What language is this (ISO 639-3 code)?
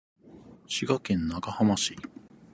jpn